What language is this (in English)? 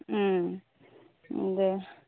Bodo